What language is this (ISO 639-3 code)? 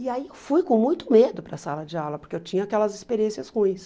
por